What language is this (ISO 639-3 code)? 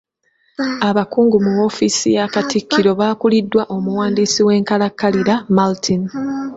lug